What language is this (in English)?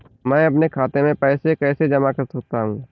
Hindi